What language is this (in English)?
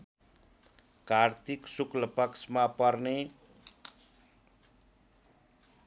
Nepali